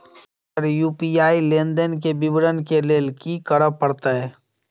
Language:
Maithili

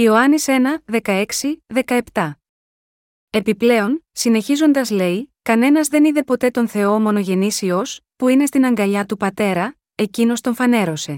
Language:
Greek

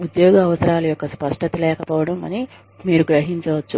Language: Telugu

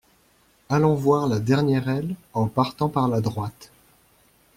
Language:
French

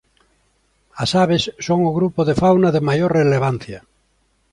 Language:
Galician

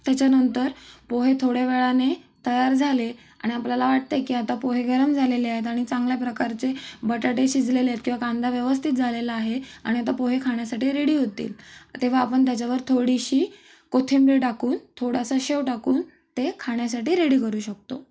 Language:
Marathi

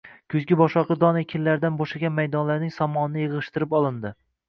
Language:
Uzbek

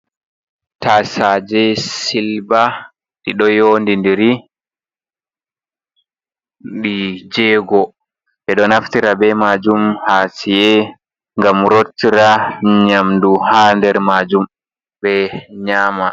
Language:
Fula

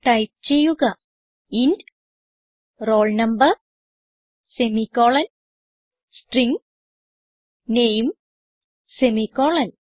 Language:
Malayalam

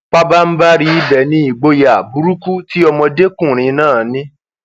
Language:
Yoruba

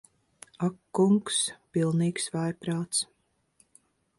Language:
Latvian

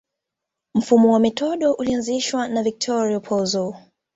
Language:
Swahili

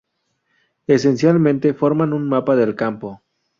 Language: Spanish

